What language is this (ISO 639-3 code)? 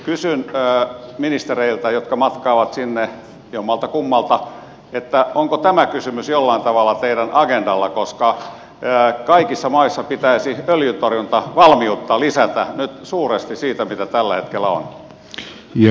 fin